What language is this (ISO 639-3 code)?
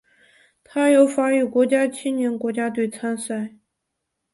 zho